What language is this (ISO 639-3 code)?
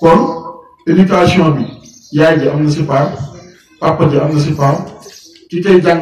ara